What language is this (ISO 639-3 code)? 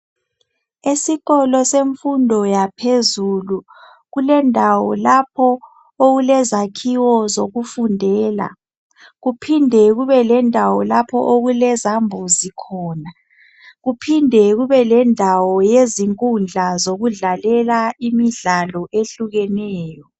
nde